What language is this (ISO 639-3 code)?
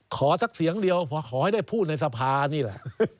tha